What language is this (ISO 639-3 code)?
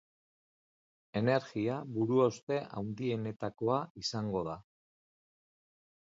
eus